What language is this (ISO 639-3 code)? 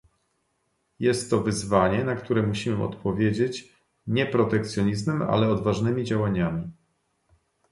pol